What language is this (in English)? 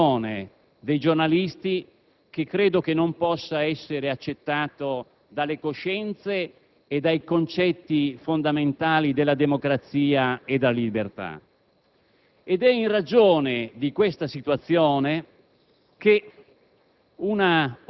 Italian